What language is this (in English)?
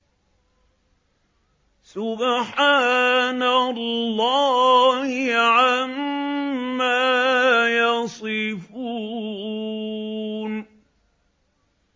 Arabic